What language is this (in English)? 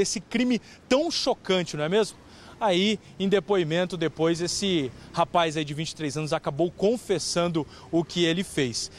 Portuguese